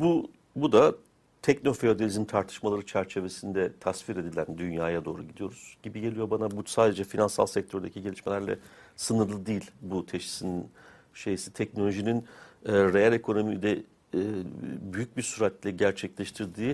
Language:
Turkish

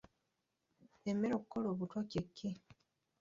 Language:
Ganda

